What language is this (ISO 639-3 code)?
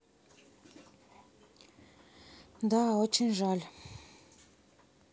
rus